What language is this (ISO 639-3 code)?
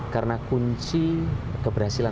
ind